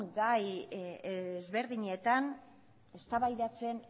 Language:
Basque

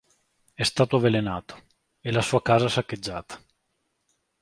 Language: Italian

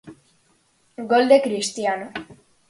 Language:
Galician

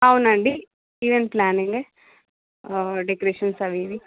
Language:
Telugu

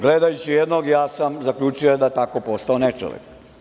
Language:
Serbian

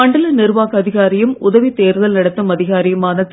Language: Tamil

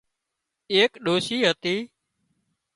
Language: Wadiyara Koli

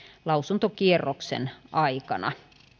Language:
Finnish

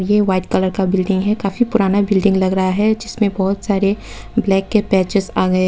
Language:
Hindi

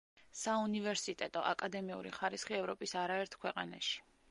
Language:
Georgian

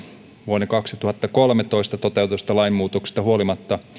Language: Finnish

